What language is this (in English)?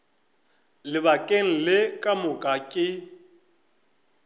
Northern Sotho